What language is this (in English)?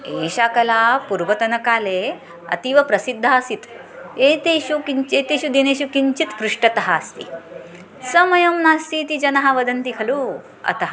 Sanskrit